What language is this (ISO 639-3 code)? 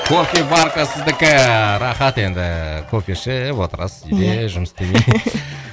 kaz